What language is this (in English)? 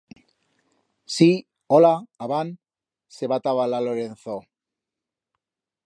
Aragonese